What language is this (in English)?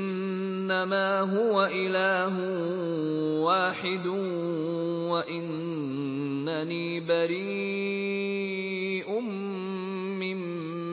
Arabic